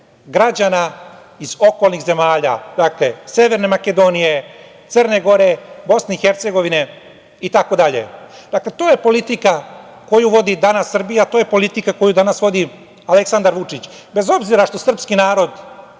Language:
Serbian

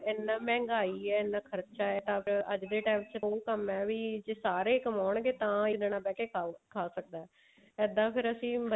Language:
Punjabi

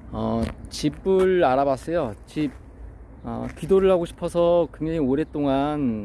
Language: Korean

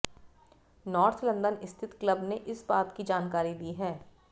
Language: Hindi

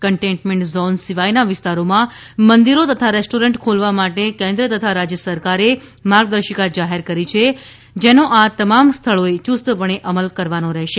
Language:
Gujarati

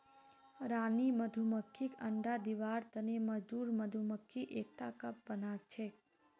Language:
Magahi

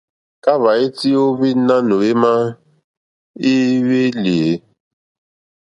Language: Mokpwe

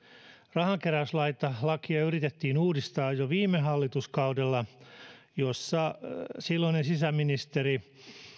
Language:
Finnish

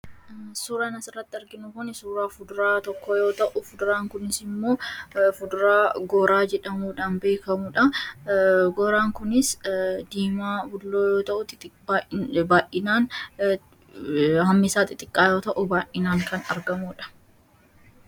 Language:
Oromo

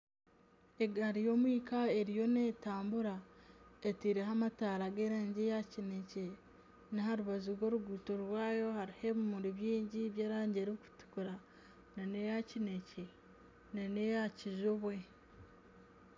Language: Nyankole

